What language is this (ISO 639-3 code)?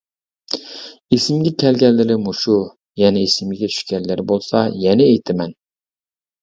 uig